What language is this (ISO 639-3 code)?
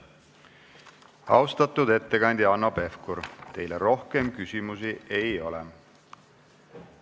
est